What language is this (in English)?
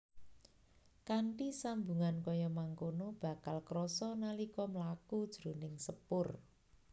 Javanese